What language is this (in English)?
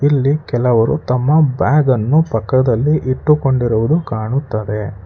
Kannada